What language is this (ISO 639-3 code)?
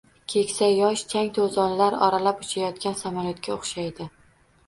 uzb